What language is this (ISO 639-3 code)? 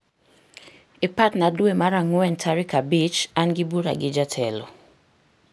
luo